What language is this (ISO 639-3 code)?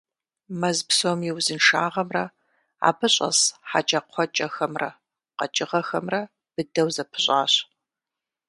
kbd